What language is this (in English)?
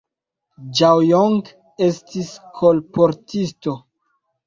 Esperanto